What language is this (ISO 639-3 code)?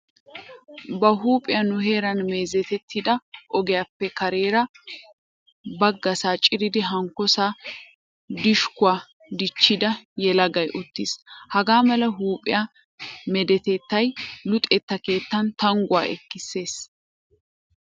wal